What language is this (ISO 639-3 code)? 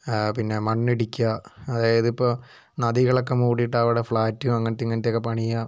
mal